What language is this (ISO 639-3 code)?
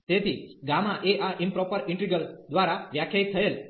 guj